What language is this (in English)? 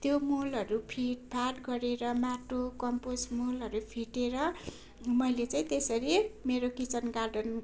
Nepali